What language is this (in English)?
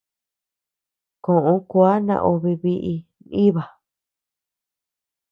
Tepeuxila Cuicatec